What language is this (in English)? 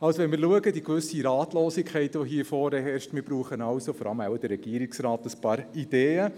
Swiss German